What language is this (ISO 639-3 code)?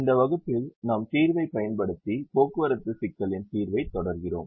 tam